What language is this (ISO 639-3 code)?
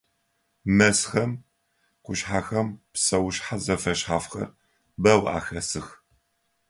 ady